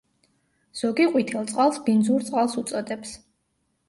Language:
Georgian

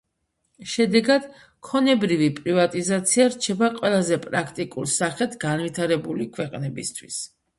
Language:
Georgian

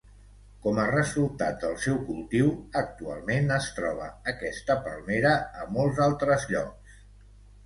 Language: Catalan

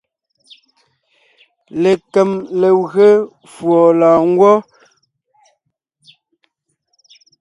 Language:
Ngiemboon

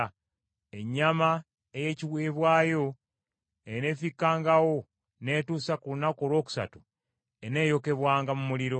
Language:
Ganda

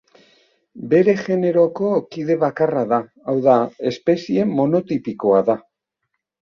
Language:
Basque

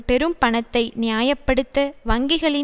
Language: Tamil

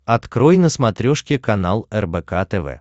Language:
Russian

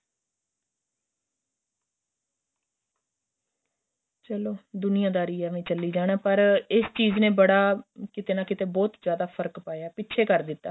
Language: Punjabi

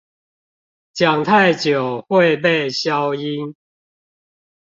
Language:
Chinese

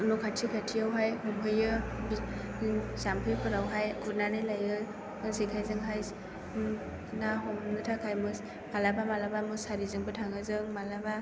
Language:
Bodo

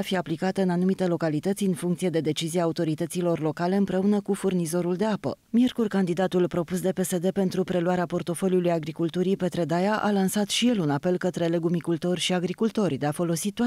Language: Romanian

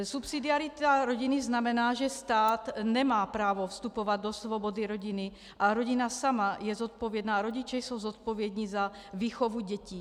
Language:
Czech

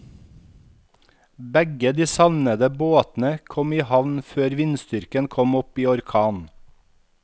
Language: Norwegian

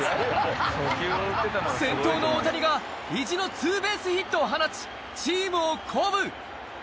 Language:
Japanese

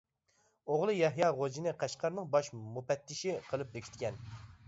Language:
Uyghur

